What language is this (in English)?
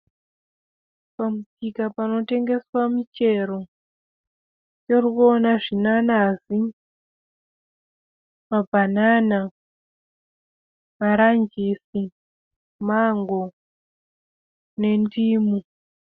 Shona